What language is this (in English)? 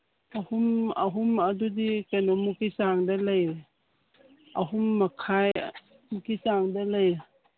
Manipuri